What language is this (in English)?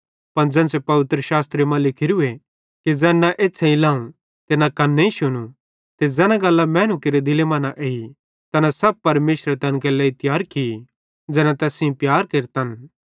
Bhadrawahi